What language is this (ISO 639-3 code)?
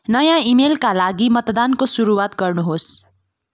nep